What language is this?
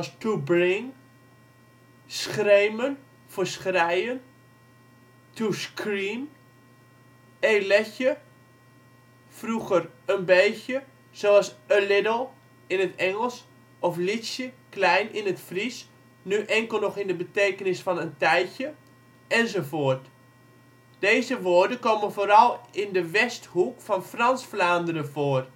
Dutch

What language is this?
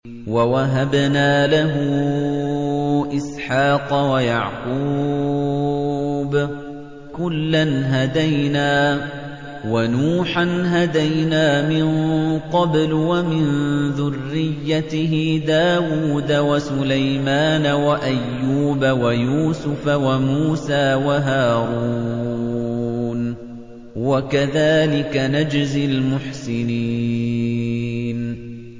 Arabic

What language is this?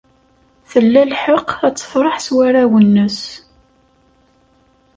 Kabyle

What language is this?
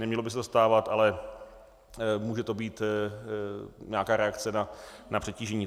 Czech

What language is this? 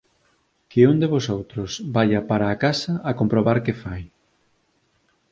Galician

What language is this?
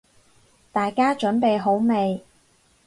Cantonese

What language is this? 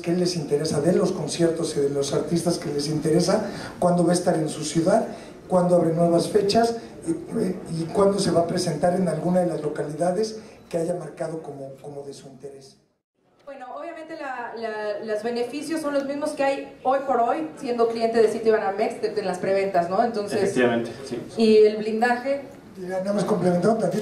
Spanish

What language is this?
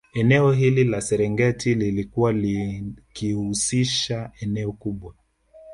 Swahili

